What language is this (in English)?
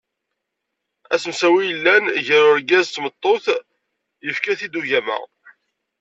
Kabyle